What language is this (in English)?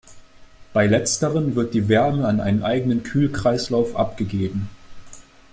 German